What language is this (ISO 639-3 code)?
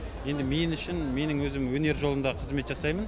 kaz